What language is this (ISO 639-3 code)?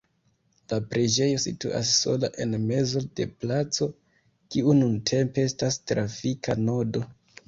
epo